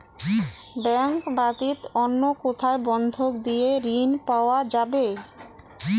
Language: Bangla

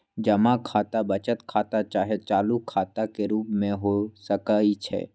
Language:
Magahi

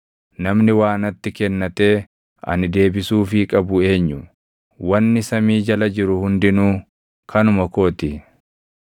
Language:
Oromo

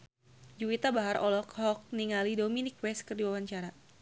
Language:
Sundanese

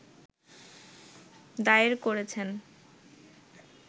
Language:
Bangla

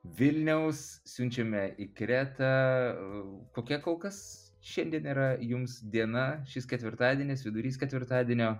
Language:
Lithuanian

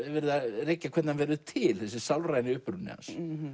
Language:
Icelandic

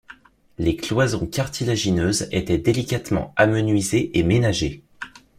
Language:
French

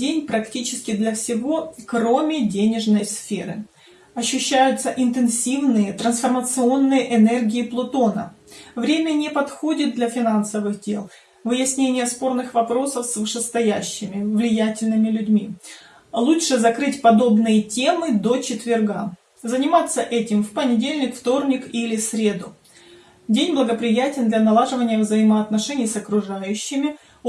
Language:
Russian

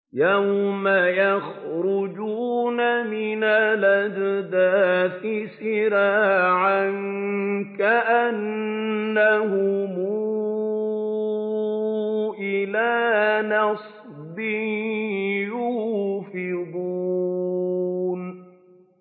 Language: Arabic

